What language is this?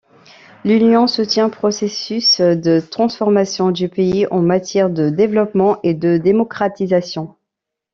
French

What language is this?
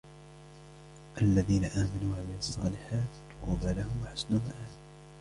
Arabic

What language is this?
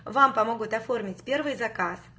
Russian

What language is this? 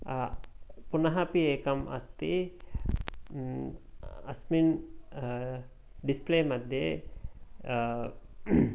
Sanskrit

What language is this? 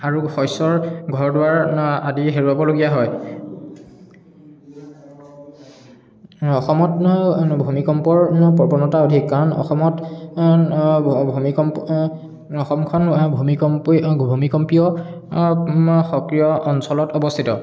Assamese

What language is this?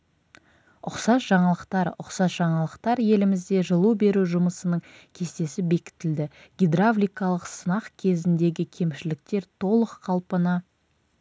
Kazakh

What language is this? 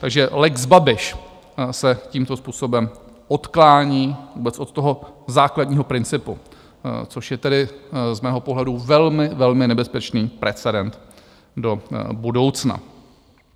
Czech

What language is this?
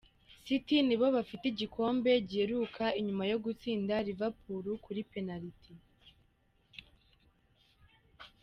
Kinyarwanda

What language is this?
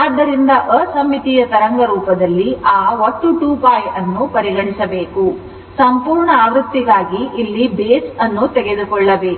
Kannada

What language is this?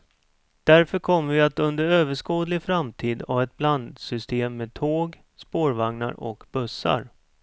Swedish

